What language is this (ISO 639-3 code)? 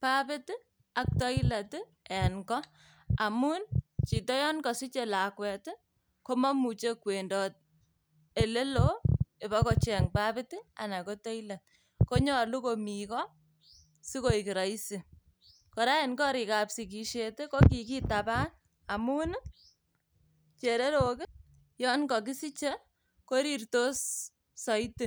kln